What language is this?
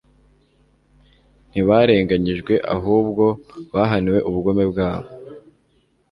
Kinyarwanda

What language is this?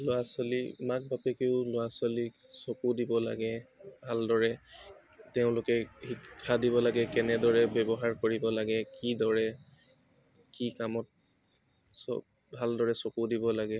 Assamese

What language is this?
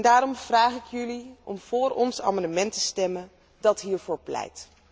Dutch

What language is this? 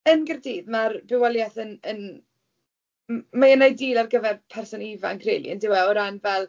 Welsh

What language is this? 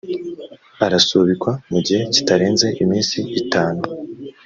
Kinyarwanda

